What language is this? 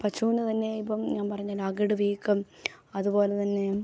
Malayalam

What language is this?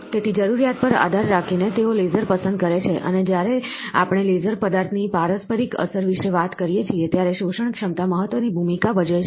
Gujarati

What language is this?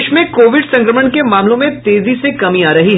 Hindi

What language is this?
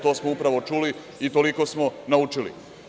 Serbian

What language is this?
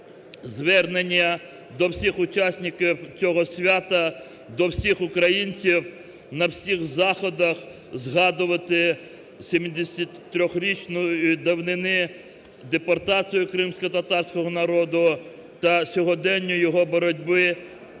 Ukrainian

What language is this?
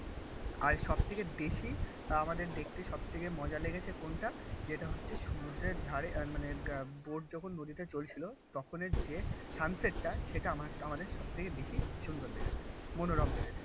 Bangla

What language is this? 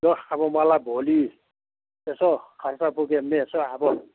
Nepali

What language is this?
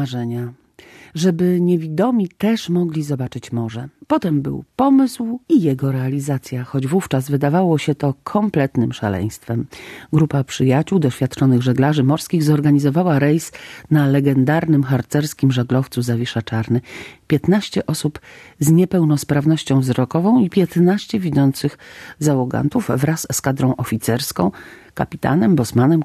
Polish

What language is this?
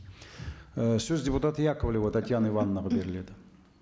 Kazakh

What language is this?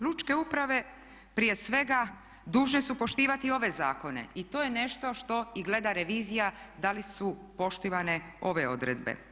Croatian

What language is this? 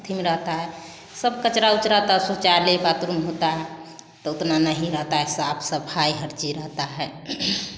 Hindi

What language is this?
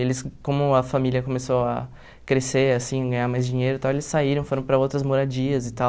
Portuguese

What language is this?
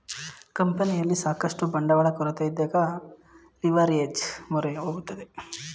Kannada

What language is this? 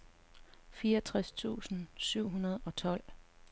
Danish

